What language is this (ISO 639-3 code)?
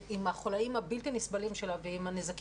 heb